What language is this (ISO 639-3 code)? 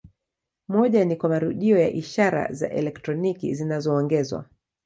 swa